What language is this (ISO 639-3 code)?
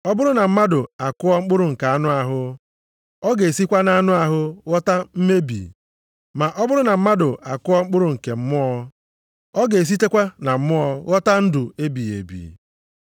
ibo